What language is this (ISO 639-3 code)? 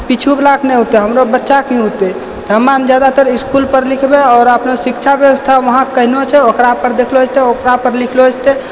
mai